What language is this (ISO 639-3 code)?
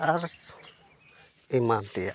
sat